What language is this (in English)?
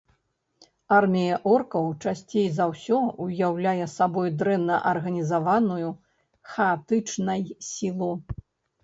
Belarusian